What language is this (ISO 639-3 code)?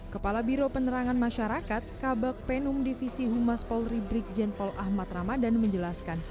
ind